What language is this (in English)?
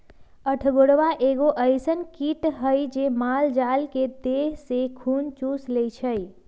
Magahi